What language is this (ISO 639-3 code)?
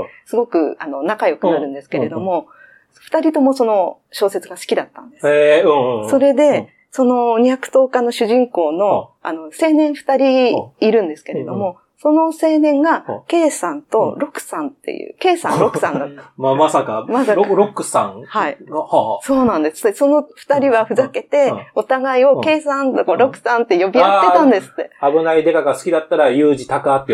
jpn